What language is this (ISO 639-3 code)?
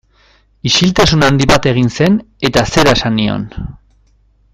eus